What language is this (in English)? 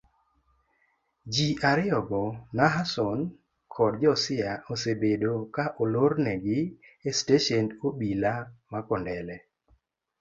Luo (Kenya and Tanzania)